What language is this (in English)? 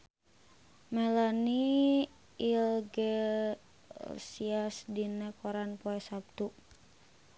Sundanese